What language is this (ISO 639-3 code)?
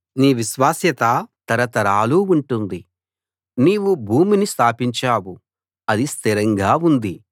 tel